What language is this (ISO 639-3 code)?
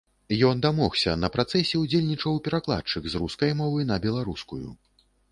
bel